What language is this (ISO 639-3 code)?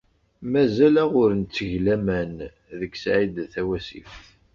kab